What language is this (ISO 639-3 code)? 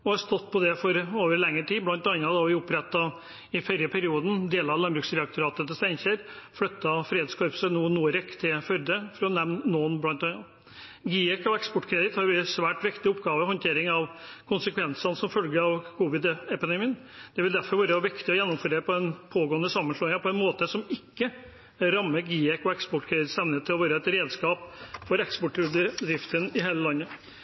nob